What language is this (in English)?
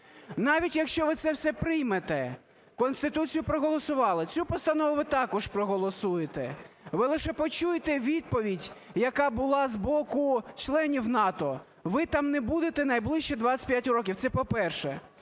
Ukrainian